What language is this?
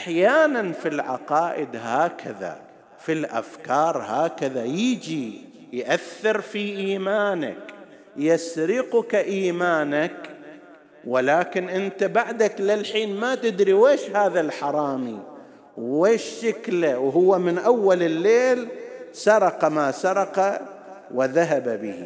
Arabic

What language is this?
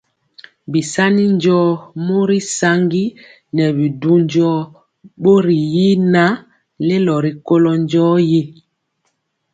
Mpiemo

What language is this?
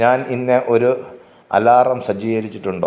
Malayalam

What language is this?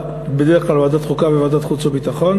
Hebrew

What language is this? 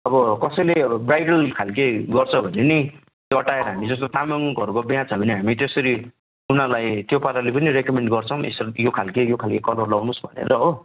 Nepali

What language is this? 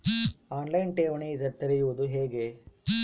Kannada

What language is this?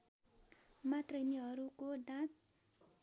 Nepali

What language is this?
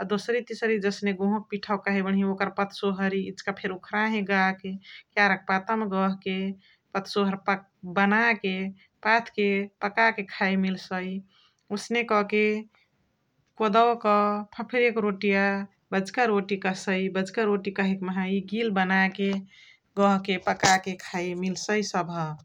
Chitwania Tharu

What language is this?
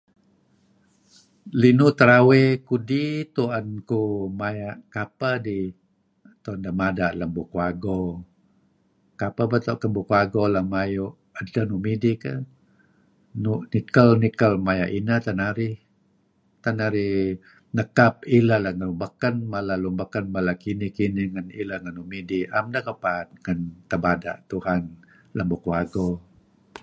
Kelabit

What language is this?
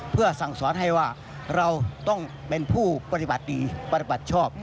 Thai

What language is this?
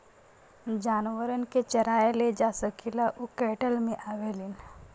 Bhojpuri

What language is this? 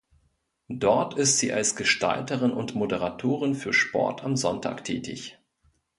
German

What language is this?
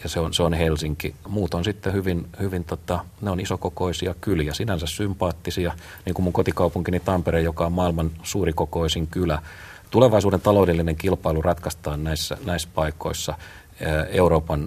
Finnish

